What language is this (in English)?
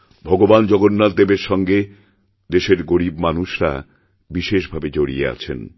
Bangla